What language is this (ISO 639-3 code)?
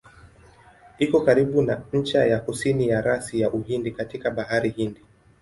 swa